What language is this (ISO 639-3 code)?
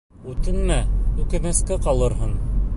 bak